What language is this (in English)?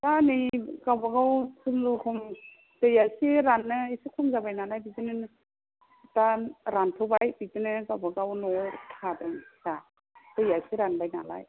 Bodo